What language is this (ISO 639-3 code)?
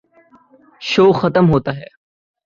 urd